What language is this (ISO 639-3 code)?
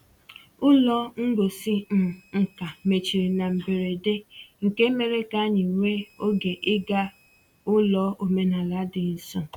ibo